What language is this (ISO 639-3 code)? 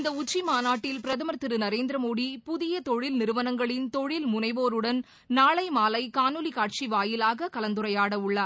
tam